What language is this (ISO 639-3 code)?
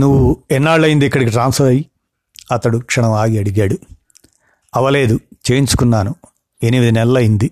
tel